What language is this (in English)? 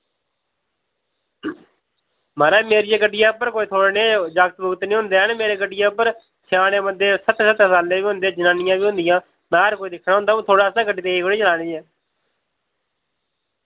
Dogri